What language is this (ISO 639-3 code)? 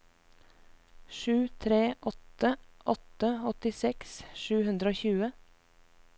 nor